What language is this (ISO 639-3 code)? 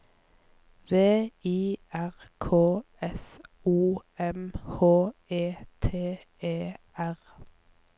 nor